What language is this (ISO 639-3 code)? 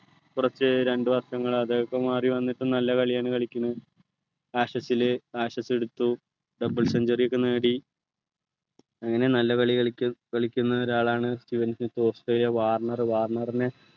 mal